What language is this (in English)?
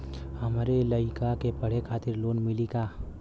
Bhojpuri